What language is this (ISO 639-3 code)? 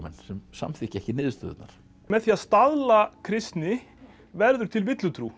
isl